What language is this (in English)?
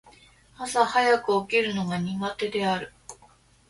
Japanese